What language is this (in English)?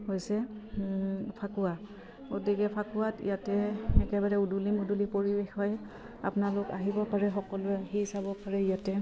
Assamese